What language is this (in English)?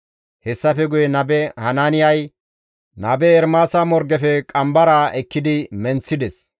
Gamo